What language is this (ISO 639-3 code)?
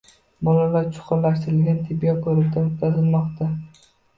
uzb